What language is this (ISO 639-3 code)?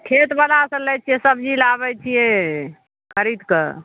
mai